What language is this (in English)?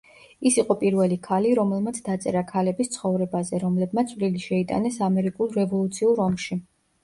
Georgian